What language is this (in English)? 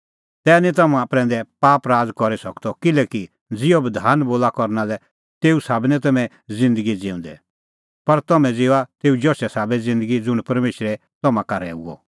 Kullu Pahari